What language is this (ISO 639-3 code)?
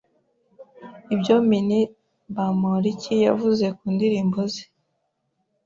kin